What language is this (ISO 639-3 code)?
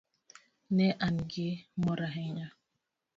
luo